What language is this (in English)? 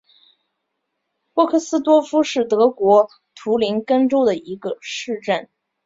Chinese